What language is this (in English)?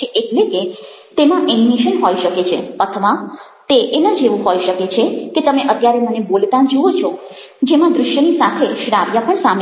Gujarati